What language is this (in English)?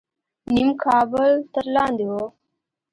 Pashto